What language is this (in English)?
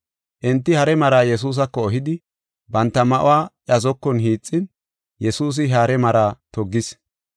Gofa